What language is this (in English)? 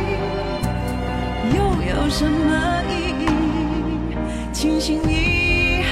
Chinese